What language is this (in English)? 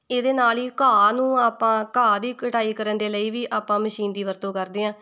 Punjabi